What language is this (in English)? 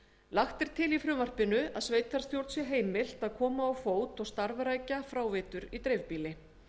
Icelandic